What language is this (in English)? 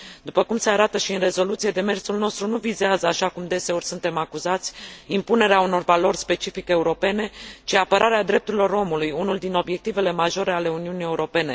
Romanian